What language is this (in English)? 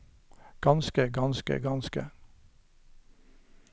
Norwegian